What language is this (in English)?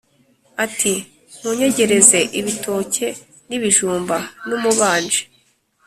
Kinyarwanda